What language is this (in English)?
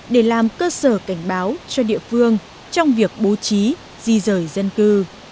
Vietnamese